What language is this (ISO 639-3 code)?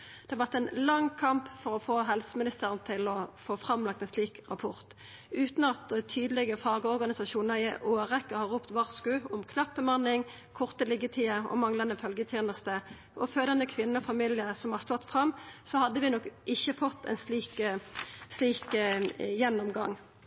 nno